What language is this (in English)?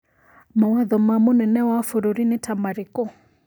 Kikuyu